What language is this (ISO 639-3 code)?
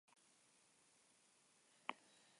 eus